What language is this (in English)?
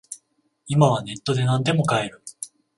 Japanese